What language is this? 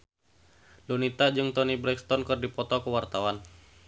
Sundanese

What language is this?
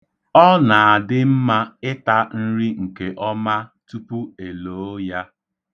Igbo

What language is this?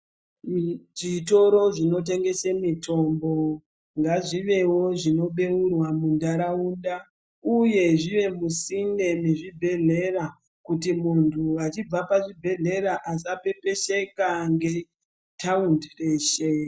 Ndau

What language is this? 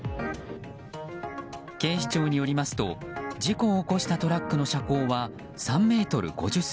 Japanese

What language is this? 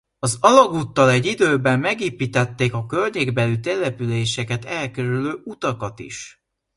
Hungarian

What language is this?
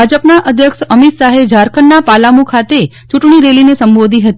Gujarati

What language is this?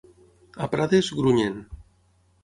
Catalan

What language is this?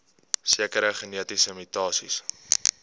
Afrikaans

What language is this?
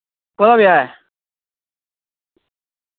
Dogri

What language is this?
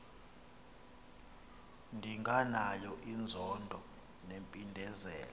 Xhosa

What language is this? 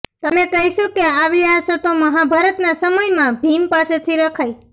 Gujarati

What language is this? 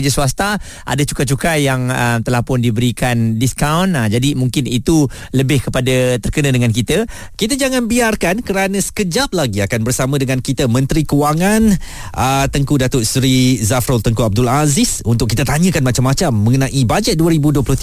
Malay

